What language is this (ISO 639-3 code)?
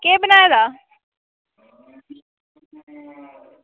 doi